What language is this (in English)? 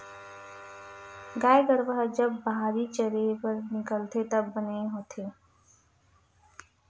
Chhattisgarhi